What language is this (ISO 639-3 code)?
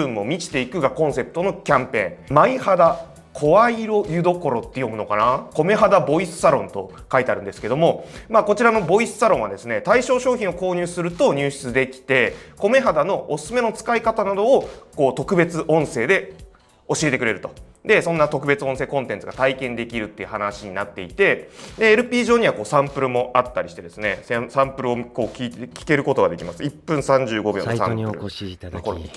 jpn